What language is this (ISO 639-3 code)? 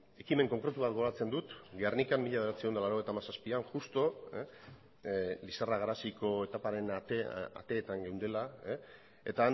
eus